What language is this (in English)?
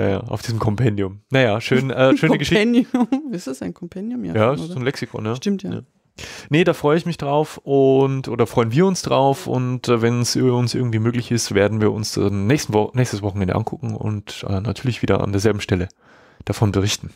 German